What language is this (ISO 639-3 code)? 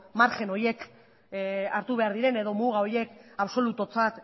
eus